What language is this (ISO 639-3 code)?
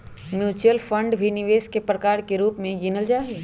mag